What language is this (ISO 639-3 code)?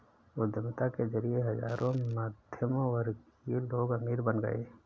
hin